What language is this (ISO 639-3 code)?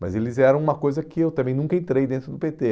por